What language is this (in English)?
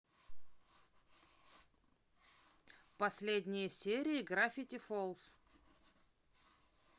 Russian